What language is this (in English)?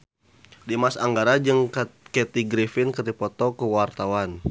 Sundanese